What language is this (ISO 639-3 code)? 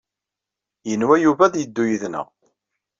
kab